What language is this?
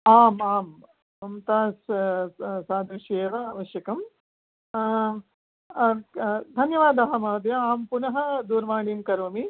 Sanskrit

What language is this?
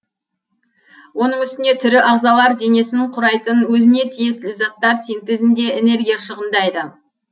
Kazakh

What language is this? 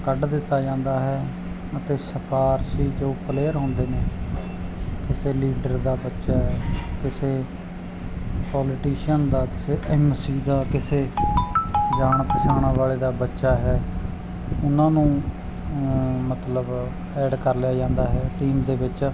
Punjabi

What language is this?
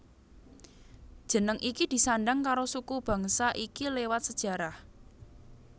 Javanese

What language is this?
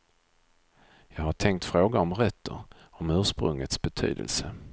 Swedish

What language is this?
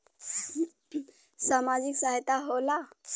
Bhojpuri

